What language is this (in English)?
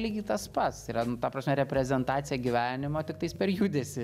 Lithuanian